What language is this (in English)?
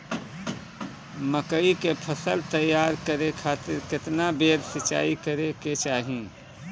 Bhojpuri